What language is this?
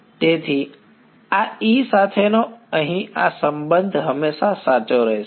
Gujarati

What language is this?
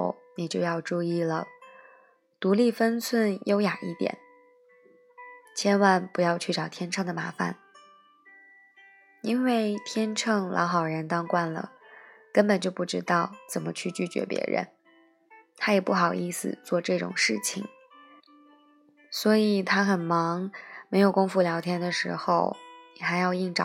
Chinese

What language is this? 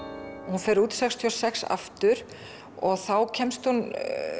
Icelandic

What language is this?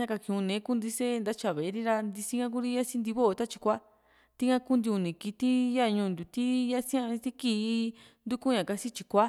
Juxtlahuaca Mixtec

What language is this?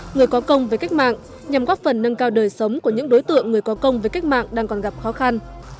Vietnamese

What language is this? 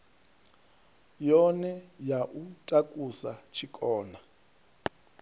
Venda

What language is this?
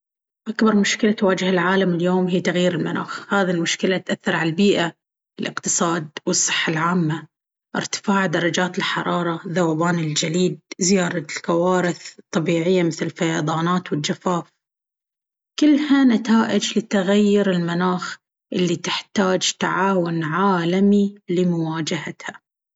Baharna Arabic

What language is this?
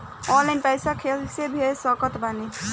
Bhojpuri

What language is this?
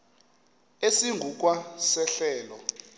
Xhosa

